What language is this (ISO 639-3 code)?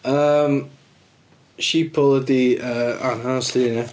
cym